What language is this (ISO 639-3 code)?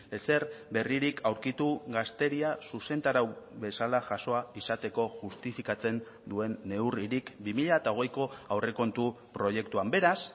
eus